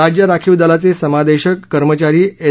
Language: Marathi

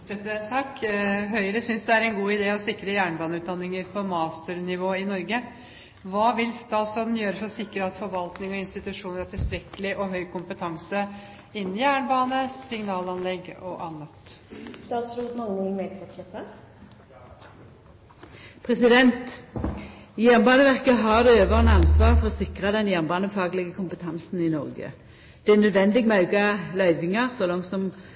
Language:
Norwegian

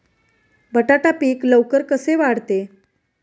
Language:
Marathi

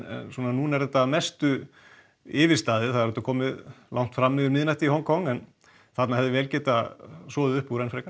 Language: Icelandic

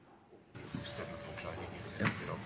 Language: Norwegian Bokmål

